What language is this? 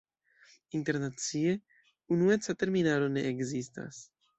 Esperanto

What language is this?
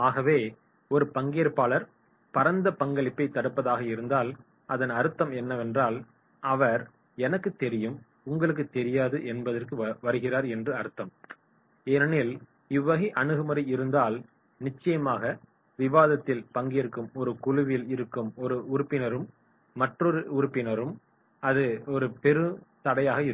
Tamil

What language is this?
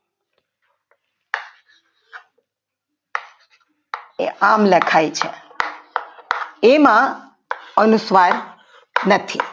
Gujarati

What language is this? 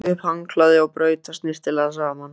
Icelandic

